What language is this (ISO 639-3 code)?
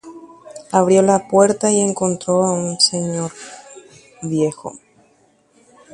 grn